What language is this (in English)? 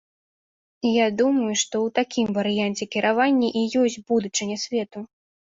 Belarusian